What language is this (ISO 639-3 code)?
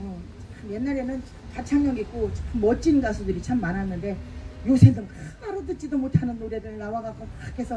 kor